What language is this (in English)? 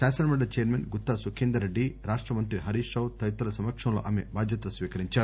Telugu